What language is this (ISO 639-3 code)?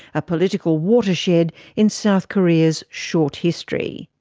eng